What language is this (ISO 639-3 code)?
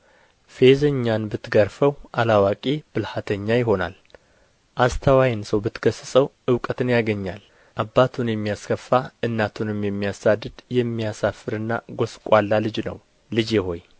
amh